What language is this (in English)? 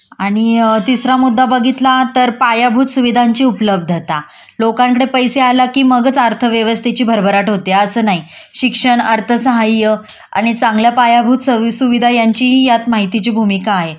Marathi